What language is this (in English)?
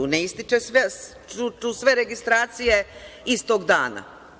Serbian